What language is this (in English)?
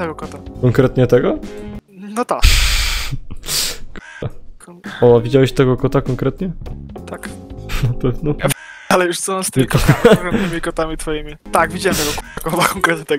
Polish